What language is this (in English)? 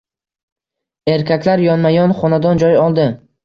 Uzbek